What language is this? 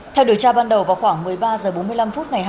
Vietnamese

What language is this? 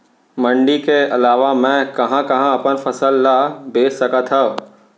Chhattisgarhi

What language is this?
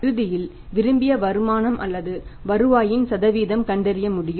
Tamil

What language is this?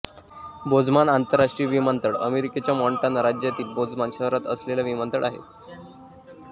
Marathi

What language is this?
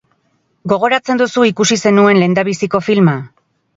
Basque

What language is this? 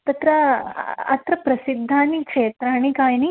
Sanskrit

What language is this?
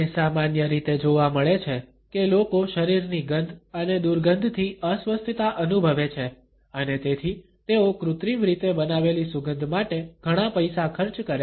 Gujarati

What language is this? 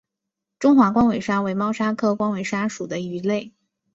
Chinese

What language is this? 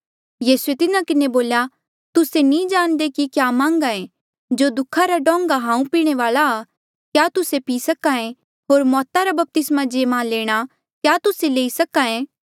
Mandeali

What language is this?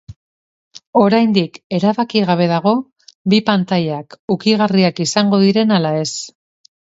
Basque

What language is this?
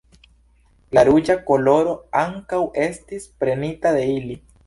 Esperanto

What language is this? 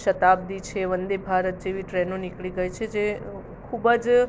Gujarati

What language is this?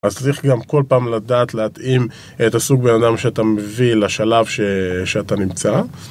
Hebrew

